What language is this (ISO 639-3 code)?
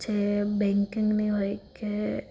guj